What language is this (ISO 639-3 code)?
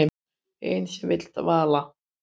isl